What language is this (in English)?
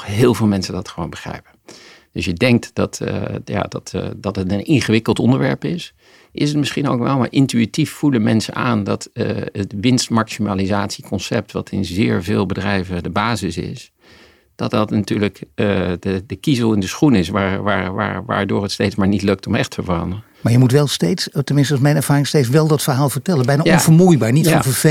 Dutch